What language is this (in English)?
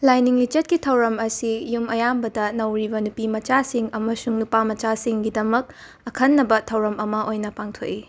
Manipuri